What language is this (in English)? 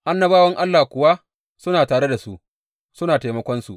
Hausa